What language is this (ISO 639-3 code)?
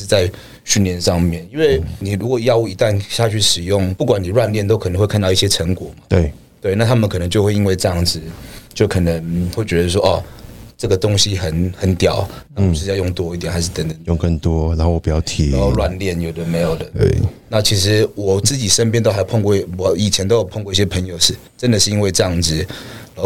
zho